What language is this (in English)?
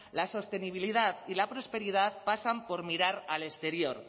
Spanish